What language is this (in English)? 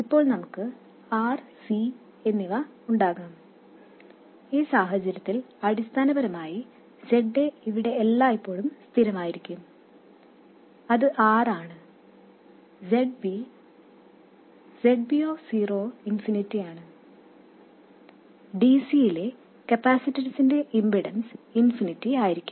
Malayalam